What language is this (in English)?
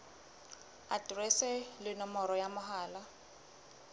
Southern Sotho